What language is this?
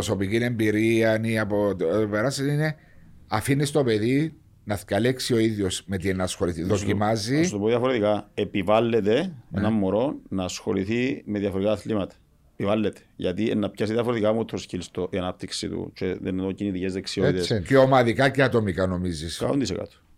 Greek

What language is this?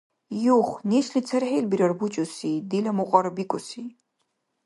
Dargwa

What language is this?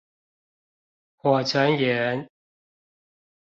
Chinese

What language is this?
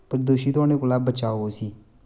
Dogri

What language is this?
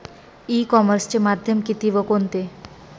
Marathi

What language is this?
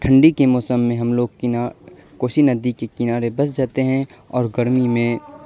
Urdu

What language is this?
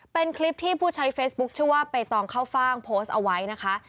Thai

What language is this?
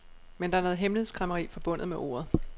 Danish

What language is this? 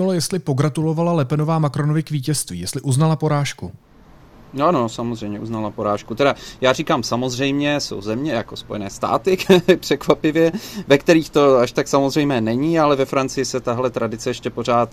Czech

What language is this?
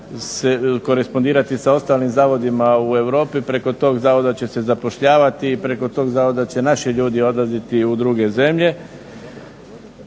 Croatian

